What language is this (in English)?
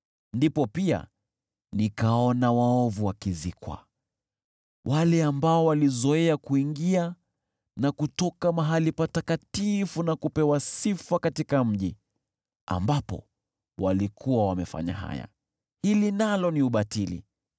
Swahili